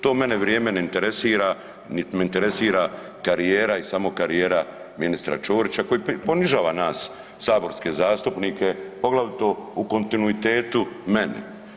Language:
Croatian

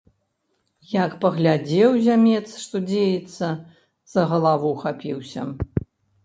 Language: Belarusian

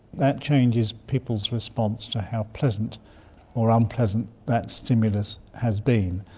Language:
English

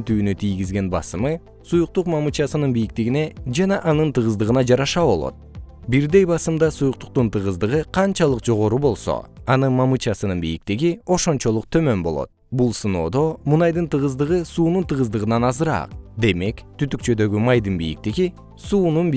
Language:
Kyrgyz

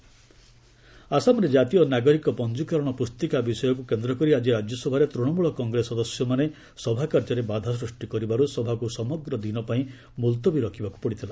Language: Odia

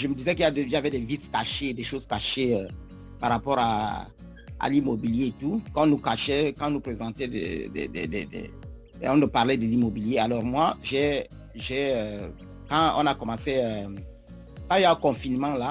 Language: French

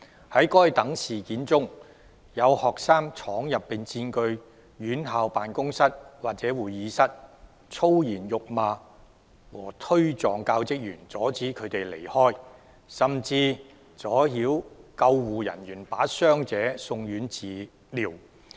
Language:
Cantonese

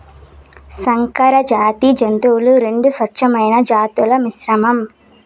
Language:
Telugu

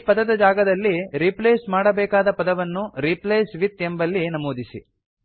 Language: Kannada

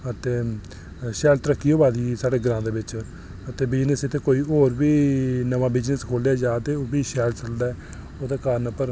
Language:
Dogri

